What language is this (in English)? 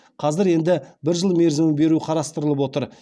Kazakh